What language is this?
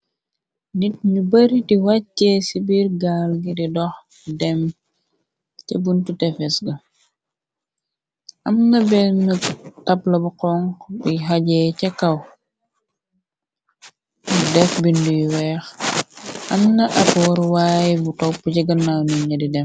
Wolof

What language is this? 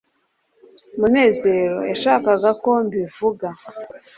Kinyarwanda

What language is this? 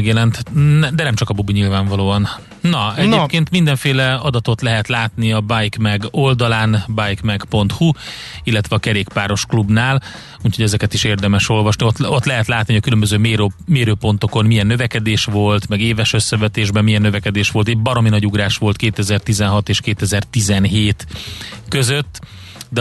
Hungarian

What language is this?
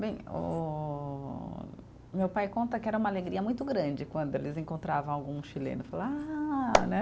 Portuguese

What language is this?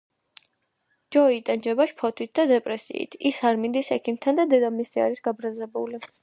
Georgian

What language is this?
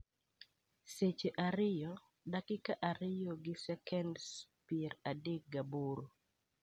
Luo (Kenya and Tanzania)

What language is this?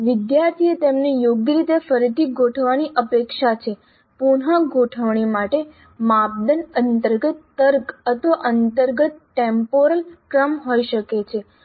Gujarati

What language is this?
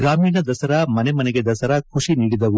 Kannada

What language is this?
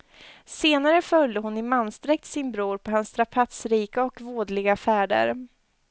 Swedish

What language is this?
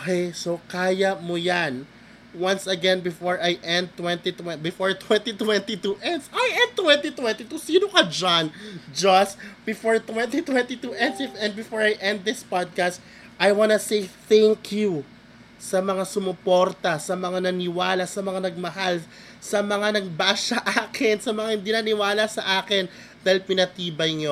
Filipino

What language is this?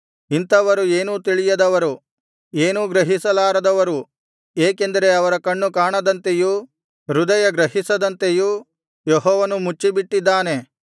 Kannada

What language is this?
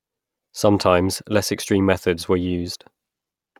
English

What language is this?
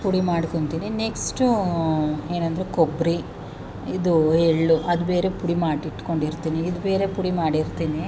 Kannada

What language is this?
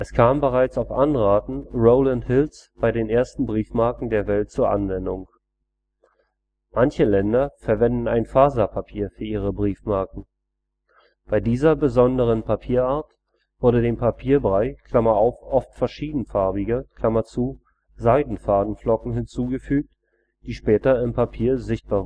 German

